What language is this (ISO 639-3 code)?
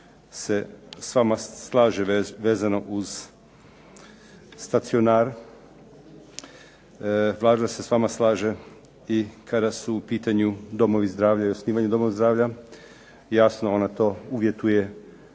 hrv